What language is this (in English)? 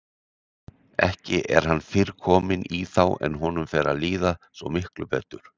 Icelandic